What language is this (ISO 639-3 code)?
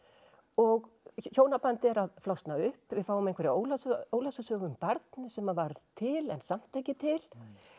isl